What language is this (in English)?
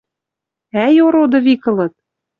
Western Mari